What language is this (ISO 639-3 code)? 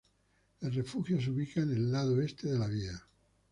spa